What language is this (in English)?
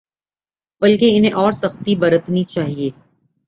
Urdu